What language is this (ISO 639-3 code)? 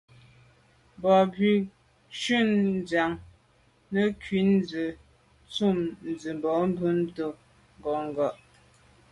byv